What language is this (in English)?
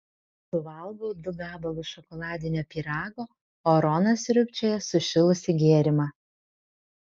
Lithuanian